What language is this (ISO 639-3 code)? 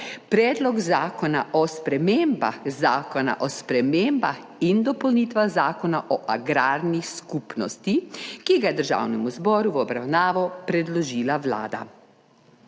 slv